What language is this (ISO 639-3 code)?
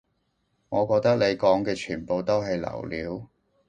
yue